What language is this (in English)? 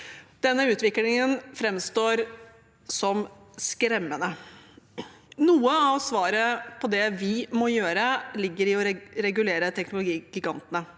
Norwegian